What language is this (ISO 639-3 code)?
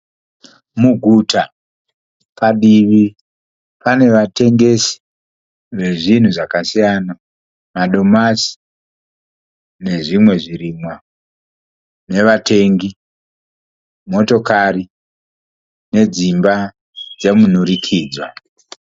sna